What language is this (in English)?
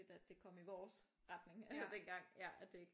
Danish